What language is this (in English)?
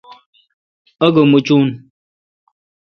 Kalkoti